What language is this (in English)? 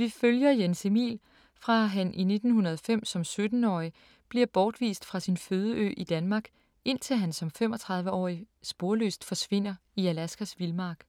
Danish